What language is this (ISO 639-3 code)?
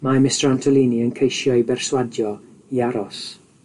cym